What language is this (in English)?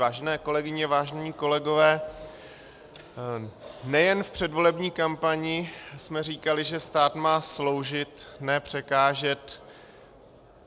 Czech